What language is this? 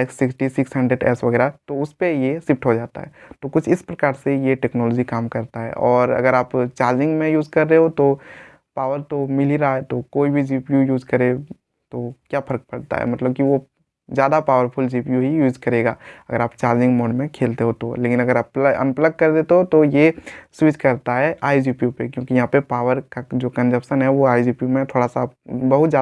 Hindi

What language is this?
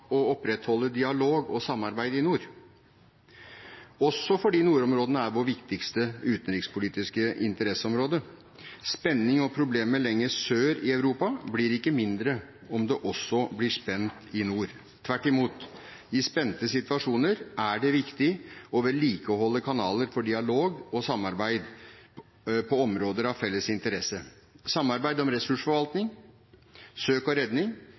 Norwegian Bokmål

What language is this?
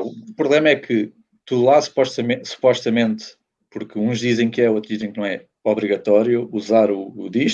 Portuguese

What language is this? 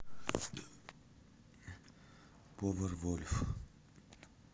Russian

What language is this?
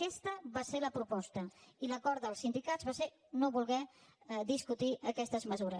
Catalan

